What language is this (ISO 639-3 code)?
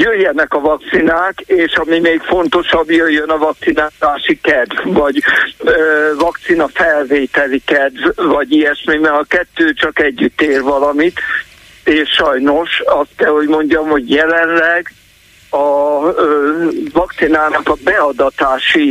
hun